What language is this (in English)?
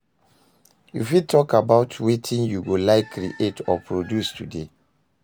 Nigerian Pidgin